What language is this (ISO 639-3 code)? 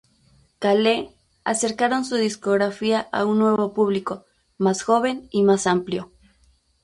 spa